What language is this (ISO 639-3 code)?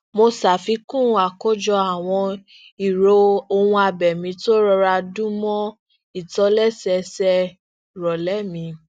yor